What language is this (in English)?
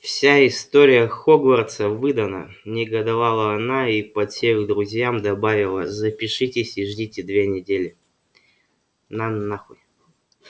Russian